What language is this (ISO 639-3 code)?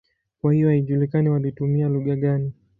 swa